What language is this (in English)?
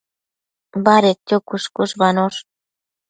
Matsés